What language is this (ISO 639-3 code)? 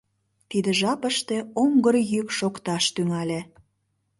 chm